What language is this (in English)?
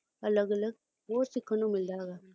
Punjabi